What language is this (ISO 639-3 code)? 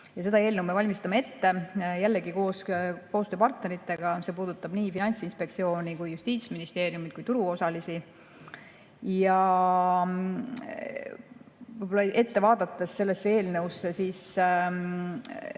est